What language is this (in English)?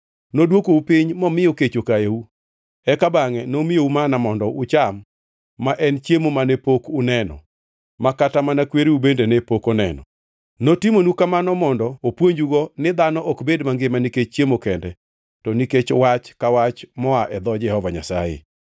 Luo (Kenya and Tanzania)